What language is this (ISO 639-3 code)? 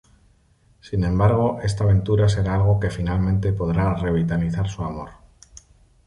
spa